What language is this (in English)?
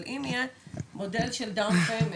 Hebrew